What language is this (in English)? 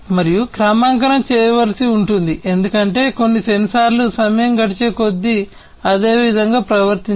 Telugu